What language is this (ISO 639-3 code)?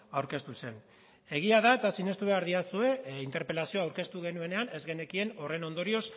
eus